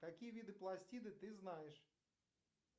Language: Russian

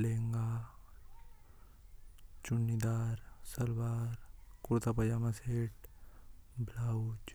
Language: Hadothi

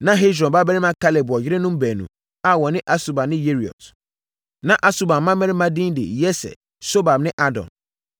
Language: Akan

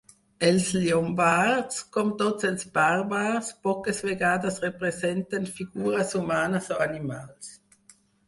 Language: Catalan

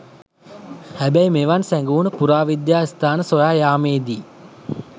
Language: Sinhala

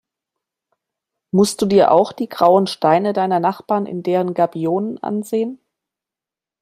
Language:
German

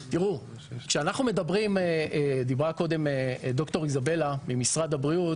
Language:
Hebrew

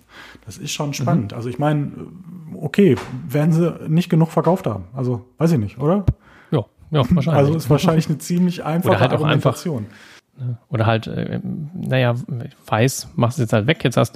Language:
German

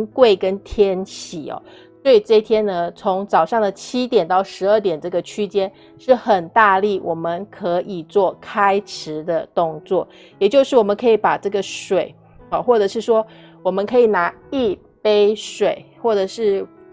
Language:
Chinese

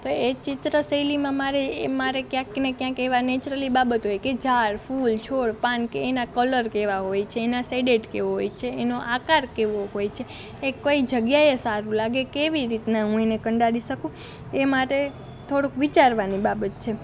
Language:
Gujarati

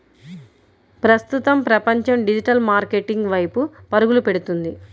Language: Telugu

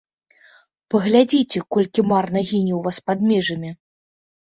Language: Belarusian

